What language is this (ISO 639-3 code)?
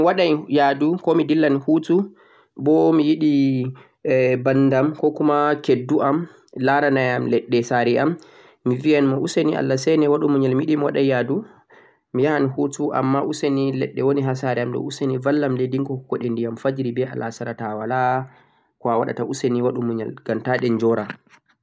fuq